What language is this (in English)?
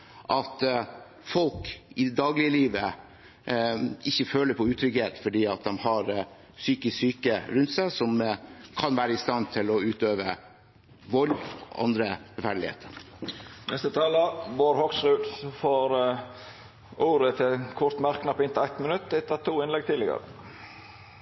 Norwegian